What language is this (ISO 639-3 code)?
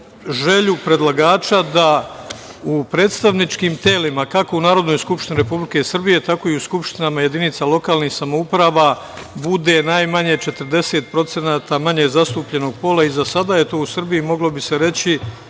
srp